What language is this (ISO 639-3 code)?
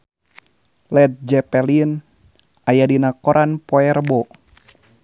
sun